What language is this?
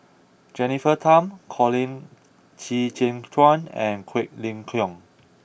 English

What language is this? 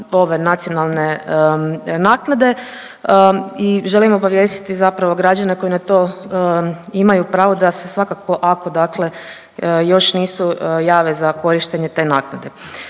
Croatian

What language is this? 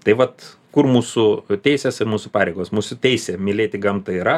Lithuanian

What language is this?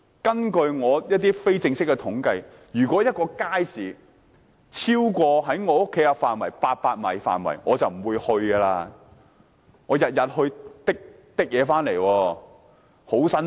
Cantonese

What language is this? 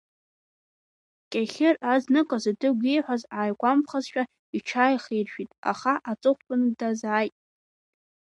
Abkhazian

